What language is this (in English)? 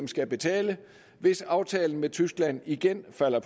Danish